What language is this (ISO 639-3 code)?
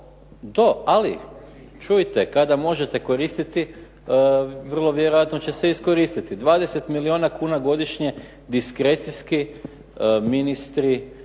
hrv